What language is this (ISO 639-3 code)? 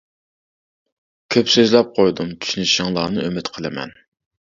uig